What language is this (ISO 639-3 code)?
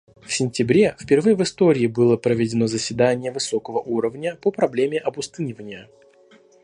rus